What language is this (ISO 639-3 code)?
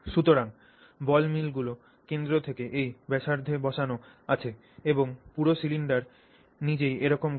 ben